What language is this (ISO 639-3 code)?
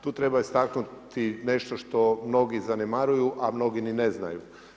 hrv